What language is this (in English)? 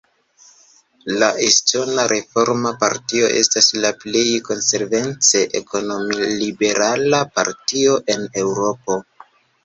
Esperanto